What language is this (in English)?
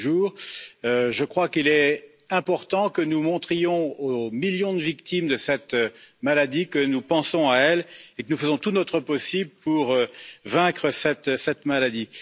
French